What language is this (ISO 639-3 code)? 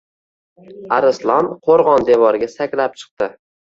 uzb